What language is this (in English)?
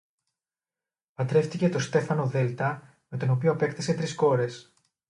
Greek